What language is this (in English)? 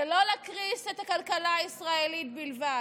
Hebrew